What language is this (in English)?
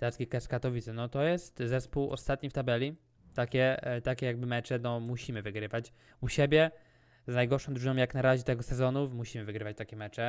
Polish